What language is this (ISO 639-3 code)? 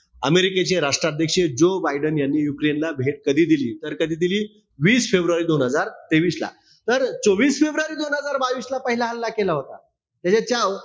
mar